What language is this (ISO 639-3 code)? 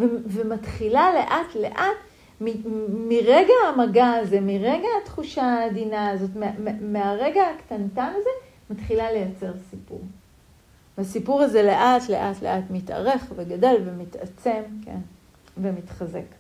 heb